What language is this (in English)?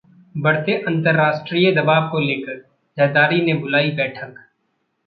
Hindi